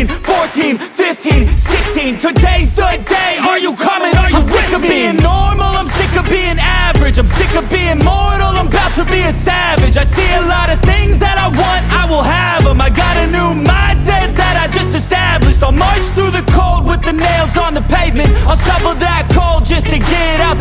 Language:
English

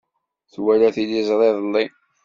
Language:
Kabyle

